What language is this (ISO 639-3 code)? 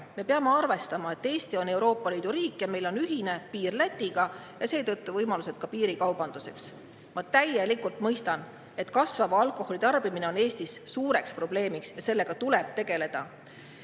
est